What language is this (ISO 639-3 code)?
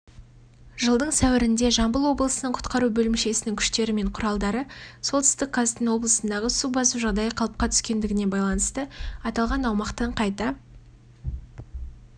kaz